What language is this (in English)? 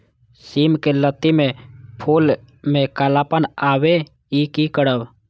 Maithili